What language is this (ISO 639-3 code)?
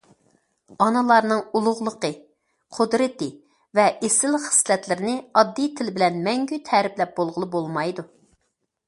uig